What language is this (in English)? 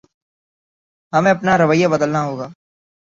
Urdu